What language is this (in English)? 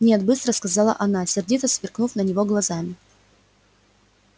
Russian